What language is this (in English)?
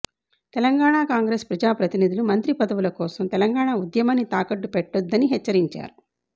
Telugu